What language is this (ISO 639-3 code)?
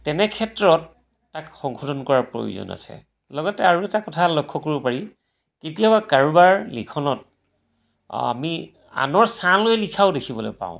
asm